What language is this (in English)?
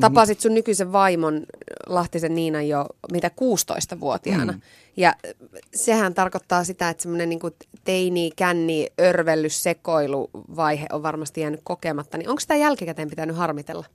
Finnish